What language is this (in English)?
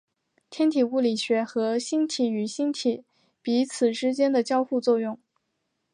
Chinese